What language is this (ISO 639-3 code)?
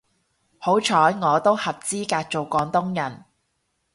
yue